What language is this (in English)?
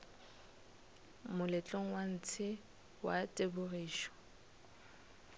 Northern Sotho